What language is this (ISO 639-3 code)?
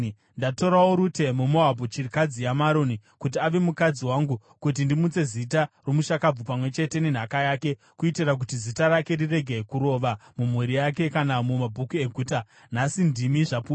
sna